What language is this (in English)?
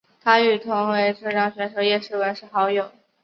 Chinese